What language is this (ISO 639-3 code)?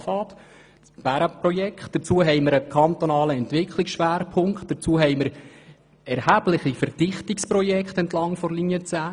gsw